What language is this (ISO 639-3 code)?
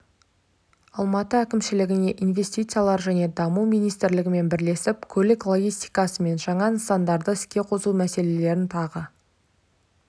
kaz